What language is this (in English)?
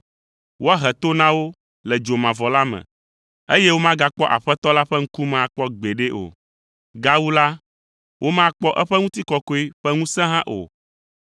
Ewe